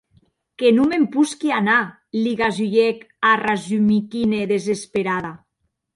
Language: Occitan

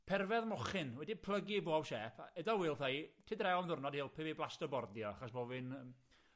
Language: Welsh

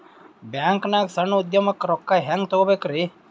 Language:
Kannada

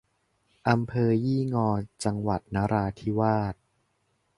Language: Thai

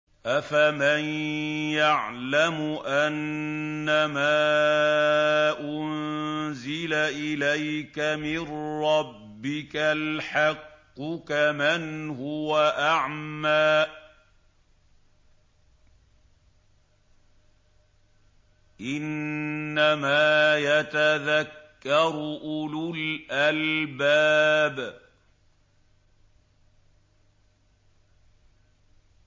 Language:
Arabic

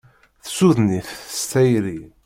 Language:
Kabyle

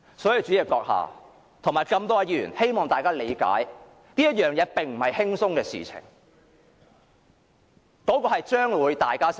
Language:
Cantonese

